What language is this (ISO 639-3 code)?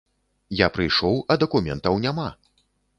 bel